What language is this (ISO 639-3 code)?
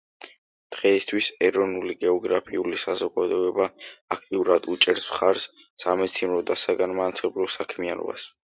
kat